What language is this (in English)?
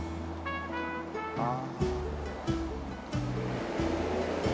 Japanese